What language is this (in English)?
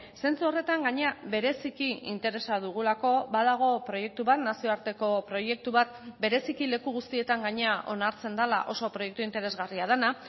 Basque